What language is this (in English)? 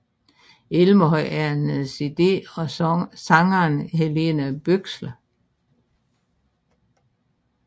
Danish